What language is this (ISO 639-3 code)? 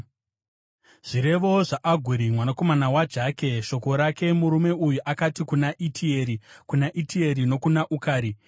sna